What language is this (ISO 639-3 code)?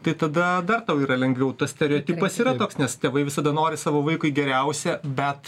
lit